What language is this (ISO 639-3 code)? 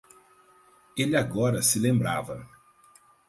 por